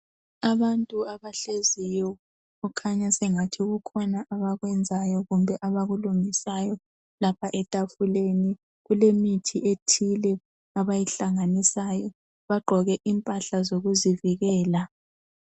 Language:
North Ndebele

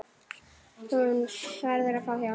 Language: Icelandic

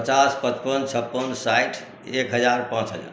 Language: Maithili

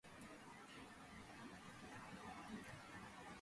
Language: Georgian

